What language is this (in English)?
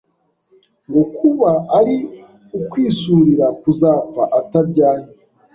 Kinyarwanda